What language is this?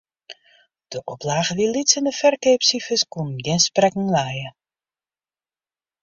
Western Frisian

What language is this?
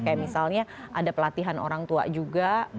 Indonesian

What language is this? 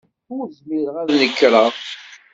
Kabyle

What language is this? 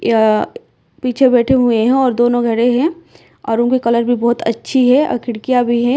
Hindi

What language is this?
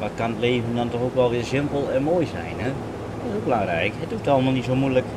Dutch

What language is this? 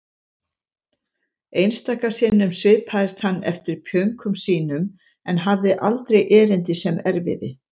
Icelandic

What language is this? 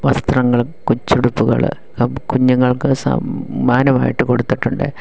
Malayalam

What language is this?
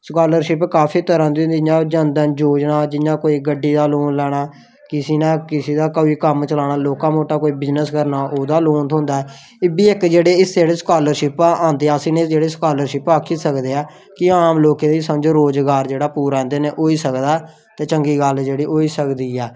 Dogri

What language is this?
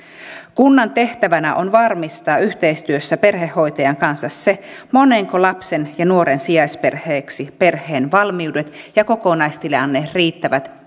Finnish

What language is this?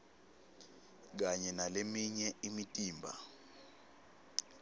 Swati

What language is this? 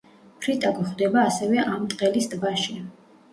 Georgian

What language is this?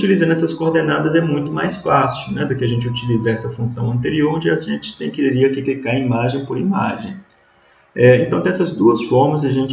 Portuguese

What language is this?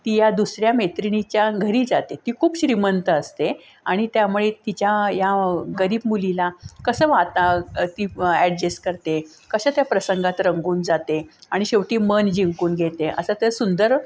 Marathi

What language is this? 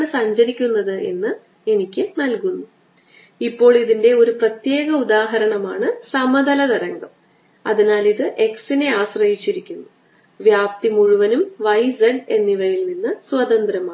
Malayalam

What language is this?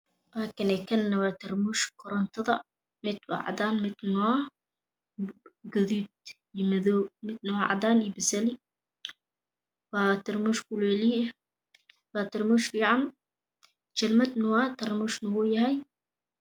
Somali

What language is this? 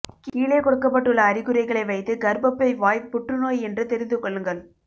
Tamil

